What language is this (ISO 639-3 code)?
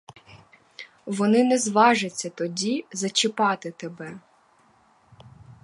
ukr